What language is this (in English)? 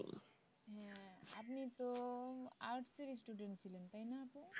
Bangla